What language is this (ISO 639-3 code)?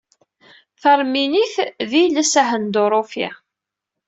kab